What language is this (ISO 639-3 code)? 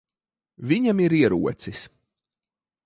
lav